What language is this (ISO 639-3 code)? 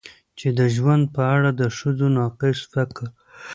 pus